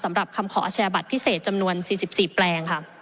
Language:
Thai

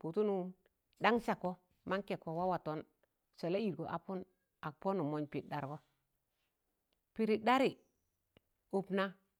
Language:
Tangale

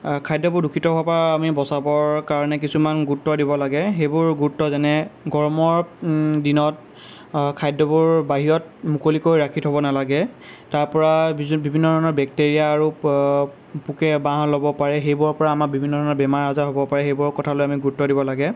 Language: Assamese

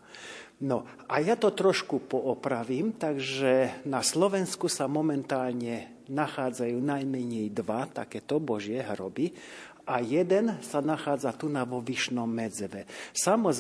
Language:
Slovak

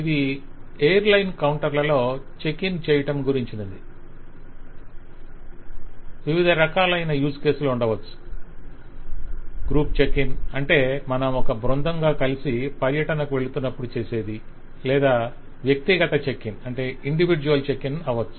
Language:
Telugu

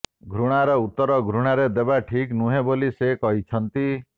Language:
Odia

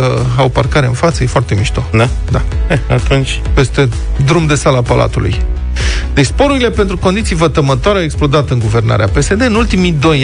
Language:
Romanian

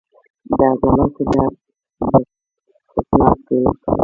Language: Pashto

